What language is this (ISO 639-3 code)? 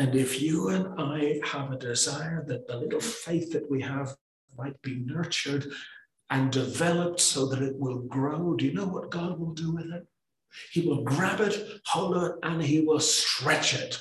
eng